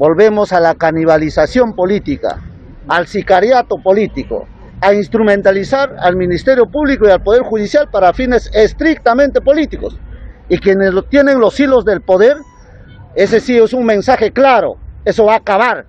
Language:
Spanish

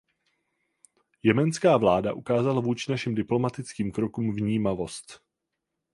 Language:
Czech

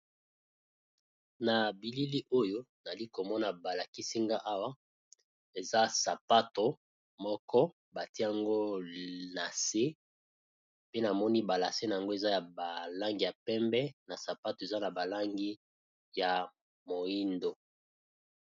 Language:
Lingala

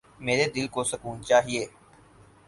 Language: Urdu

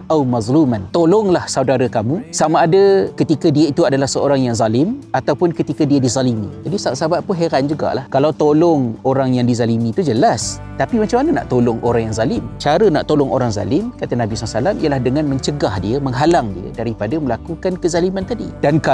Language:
Malay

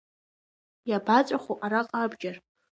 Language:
Abkhazian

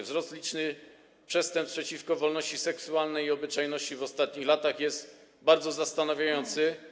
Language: Polish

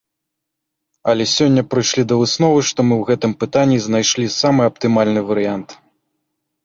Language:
Belarusian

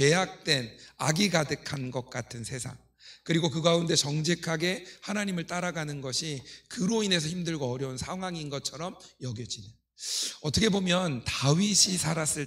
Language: Korean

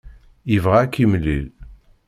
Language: Kabyle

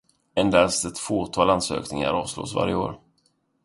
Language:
Swedish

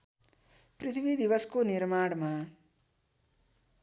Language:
Nepali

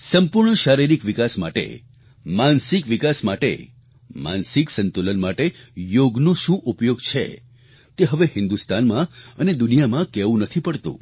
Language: Gujarati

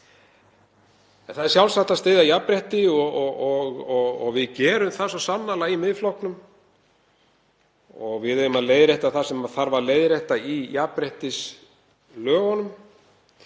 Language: Icelandic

